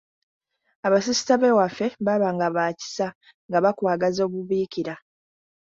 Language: Ganda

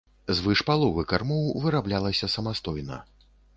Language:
Belarusian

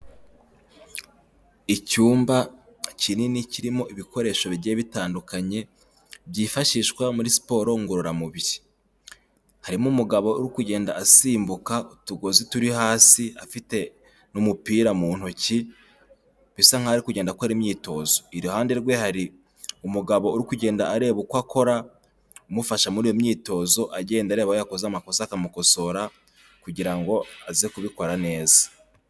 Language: Kinyarwanda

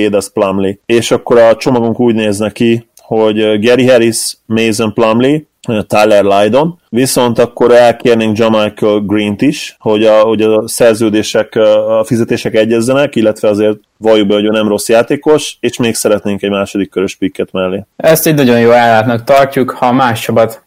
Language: Hungarian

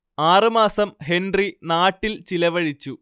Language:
Malayalam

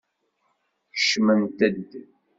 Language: Kabyle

